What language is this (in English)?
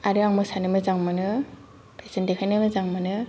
Bodo